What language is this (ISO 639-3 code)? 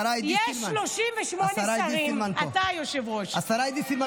heb